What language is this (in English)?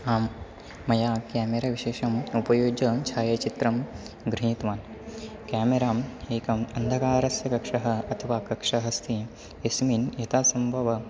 Sanskrit